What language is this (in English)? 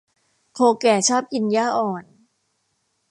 Thai